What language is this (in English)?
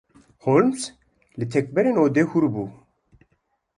Kurdish